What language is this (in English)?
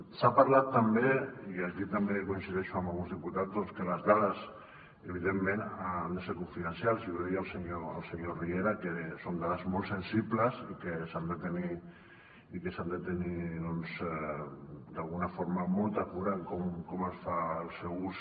Catalan